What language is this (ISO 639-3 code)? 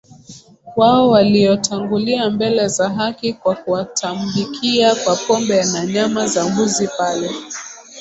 swa